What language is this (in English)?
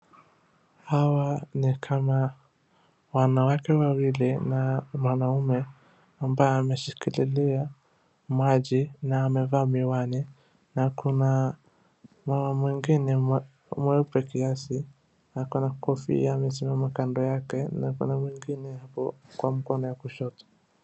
Swahili